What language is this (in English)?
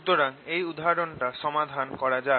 Bangla